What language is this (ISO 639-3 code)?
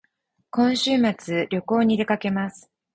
jpn